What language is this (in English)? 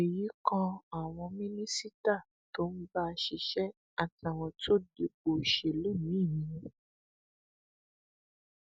Yoruba